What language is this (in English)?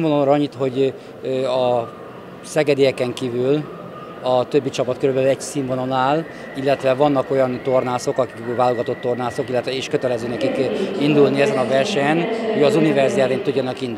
Hungarian